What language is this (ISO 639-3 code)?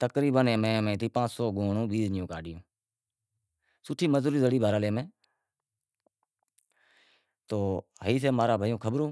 kxp